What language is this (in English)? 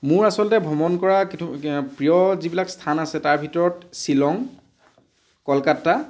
Assamese